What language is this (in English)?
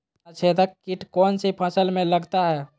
Magahi